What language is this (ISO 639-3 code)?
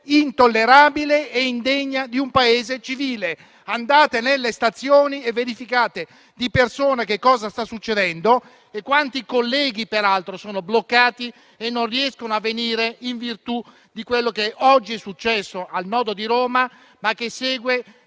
ita